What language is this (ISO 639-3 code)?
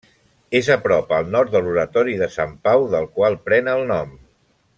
cat